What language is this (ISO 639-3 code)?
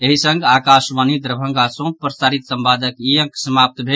mai